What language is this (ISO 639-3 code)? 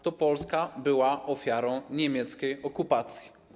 pol